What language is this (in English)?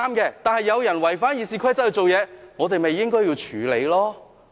Cantonese